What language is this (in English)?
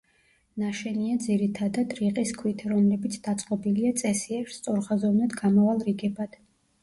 Georgian